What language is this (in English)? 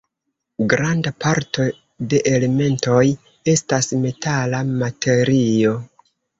Esperanto